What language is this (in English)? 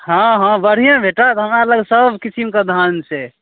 Maithili